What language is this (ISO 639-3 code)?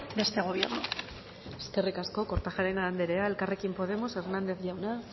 eus